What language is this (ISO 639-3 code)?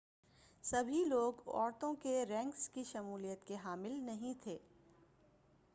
urd